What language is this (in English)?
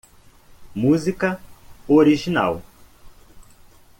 Portuguese